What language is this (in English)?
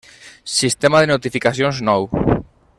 Catalan